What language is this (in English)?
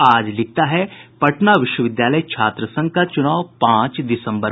Hindi